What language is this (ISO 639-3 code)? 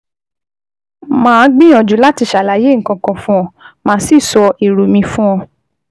yor